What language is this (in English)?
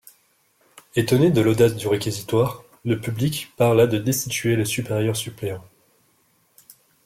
French